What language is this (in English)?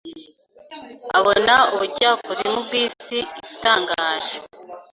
Kinyarwanda